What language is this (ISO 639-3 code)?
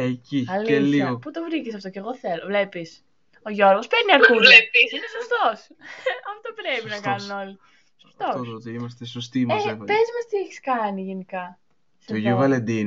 ell